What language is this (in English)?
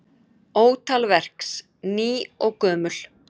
Icelandic